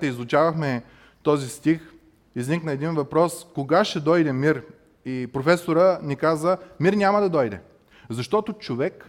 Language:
Bulgarian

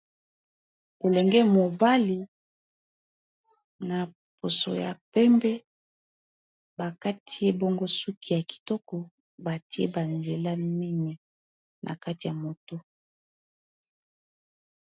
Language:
Lingala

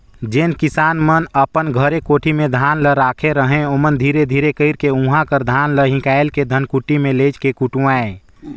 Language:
Chhattisgarhi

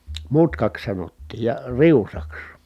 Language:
Finnish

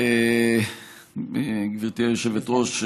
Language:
Hebrew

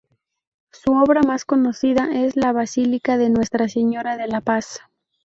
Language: Spanish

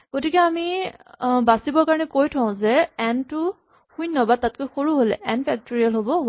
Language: Assamese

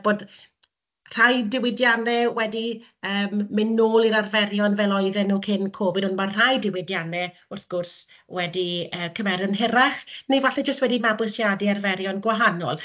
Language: Welsh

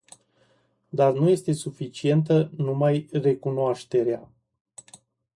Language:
Romanian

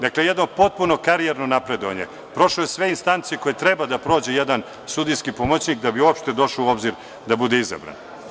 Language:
Serbian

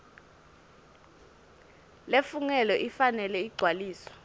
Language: Swati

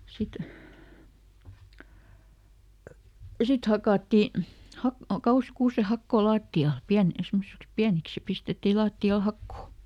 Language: Finnish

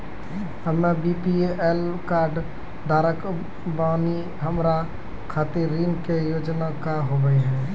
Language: Maithili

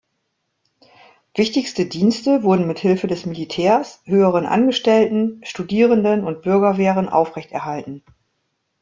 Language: German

